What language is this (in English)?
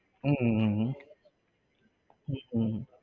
Gujarati